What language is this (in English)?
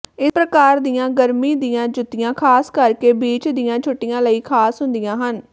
Punjabi